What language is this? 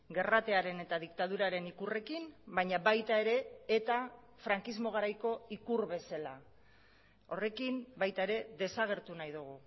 Basque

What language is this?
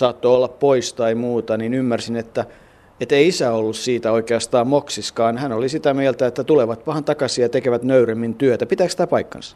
Finnish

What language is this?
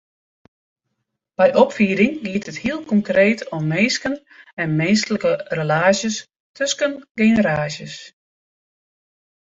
Western Frisian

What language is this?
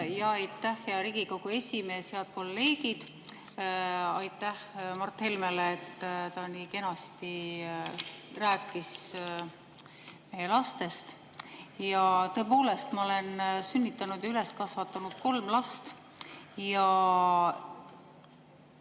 Estonian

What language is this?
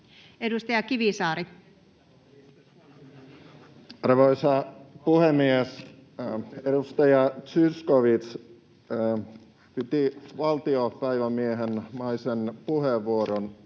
Finnish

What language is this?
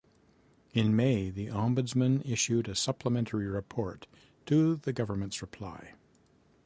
English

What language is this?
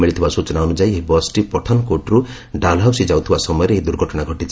Odia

